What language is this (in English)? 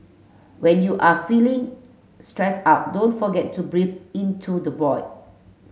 English